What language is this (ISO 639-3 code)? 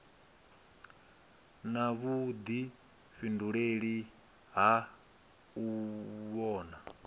ven